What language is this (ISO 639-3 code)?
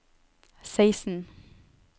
nor